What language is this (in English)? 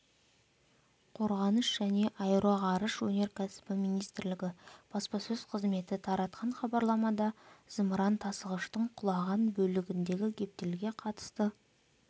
Kazakh